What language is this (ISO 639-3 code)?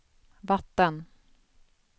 swe